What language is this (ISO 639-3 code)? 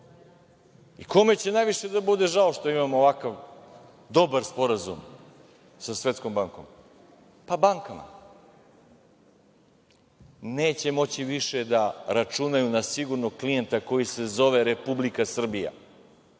srp